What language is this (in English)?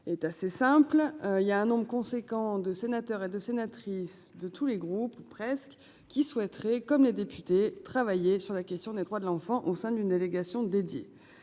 French